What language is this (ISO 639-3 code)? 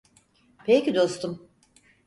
tur